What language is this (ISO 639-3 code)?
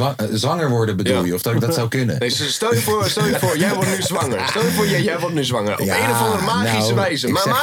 nld